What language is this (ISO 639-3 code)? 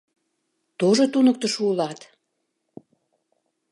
chm